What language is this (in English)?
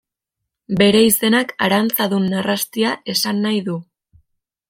Basque